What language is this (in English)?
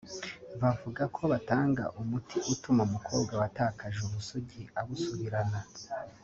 Kinyarwanda